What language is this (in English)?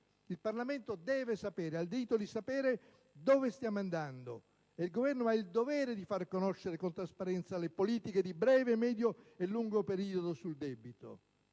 Italian